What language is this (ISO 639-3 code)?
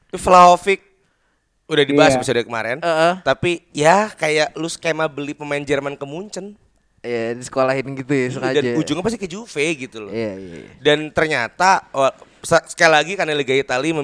ind